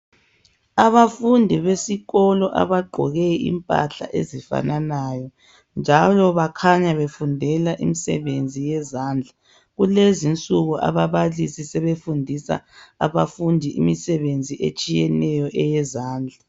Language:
North Ndebele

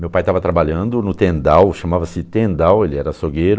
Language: Portuguese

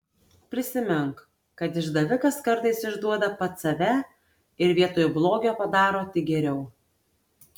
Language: Lithuanian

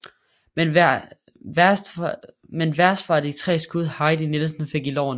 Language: Danish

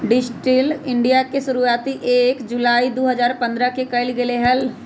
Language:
Magahi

